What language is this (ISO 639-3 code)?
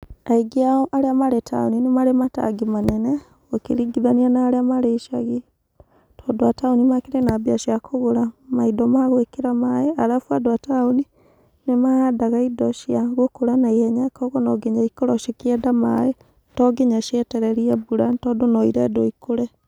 kik